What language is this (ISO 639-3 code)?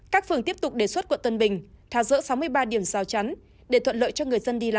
vie